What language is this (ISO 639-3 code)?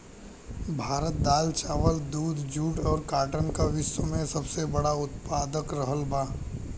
bho